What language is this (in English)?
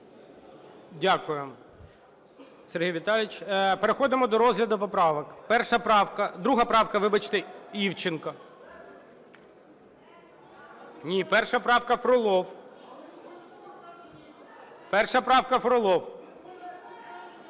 Ukrainian